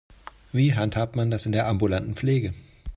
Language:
German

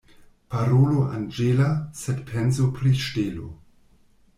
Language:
Esperanto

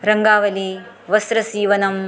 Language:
Sanskrit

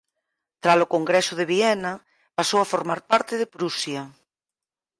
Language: Galician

